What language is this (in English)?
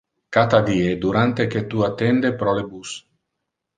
Interlingua